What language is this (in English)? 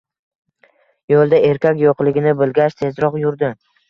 Uzbek